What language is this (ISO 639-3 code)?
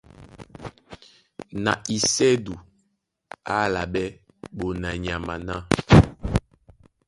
dua